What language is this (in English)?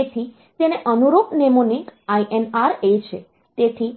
Gujarati